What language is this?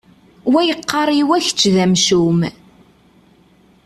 Kabyle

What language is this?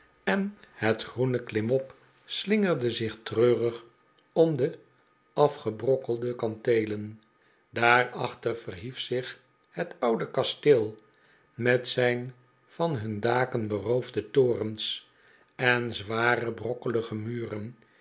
Dutch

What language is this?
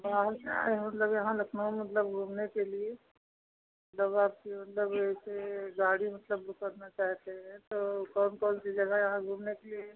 Hindi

